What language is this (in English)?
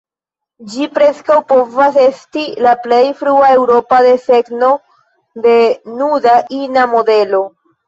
Esperanto